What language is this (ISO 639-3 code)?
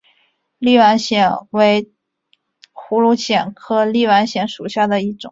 zho